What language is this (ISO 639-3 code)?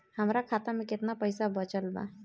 bho